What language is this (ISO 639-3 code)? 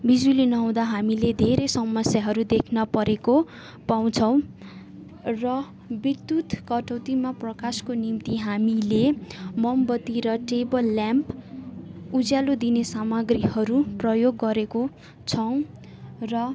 nep